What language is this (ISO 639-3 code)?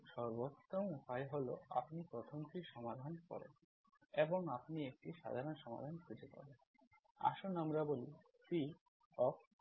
ben